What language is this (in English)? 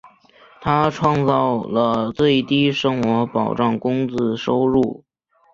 Chinese